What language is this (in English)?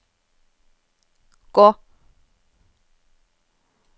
Norwegian